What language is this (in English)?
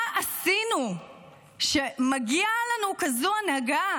Hebrew